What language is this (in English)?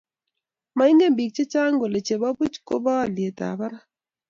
Kalenjin